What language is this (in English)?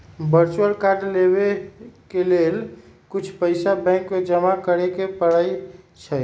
Magahi